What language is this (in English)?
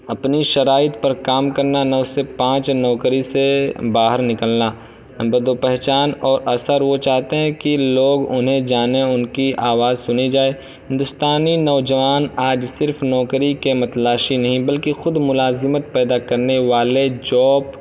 Urdu